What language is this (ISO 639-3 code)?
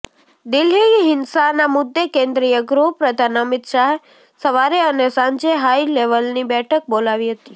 guj